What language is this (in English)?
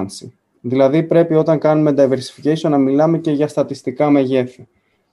Greek